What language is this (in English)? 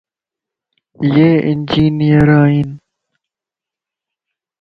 Lasi